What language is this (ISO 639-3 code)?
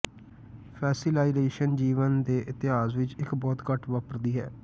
pan